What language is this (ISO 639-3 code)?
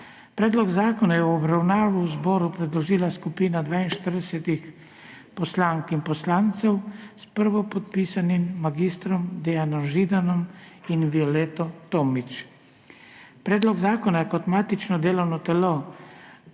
slv